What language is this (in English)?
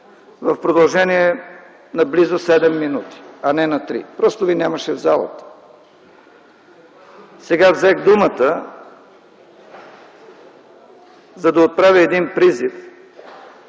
Bulgarian